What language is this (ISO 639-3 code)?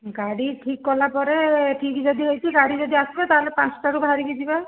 ori